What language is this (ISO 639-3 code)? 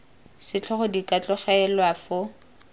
tsn